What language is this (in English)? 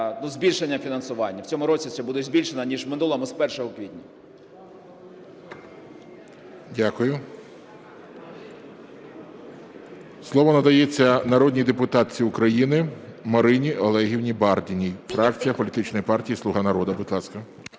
Ukrainian